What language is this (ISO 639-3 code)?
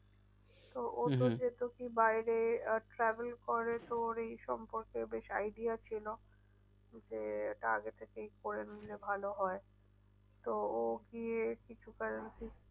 ben